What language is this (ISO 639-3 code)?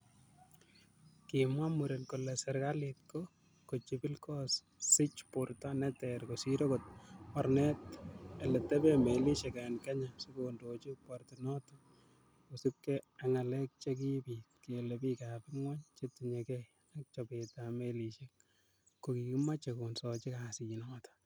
kln